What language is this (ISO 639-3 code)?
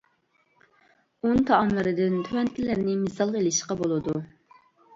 uig